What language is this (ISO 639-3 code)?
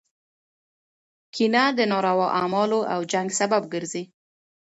pus